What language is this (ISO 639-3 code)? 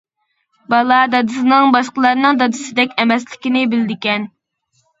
uig